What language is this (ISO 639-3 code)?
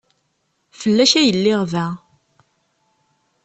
kab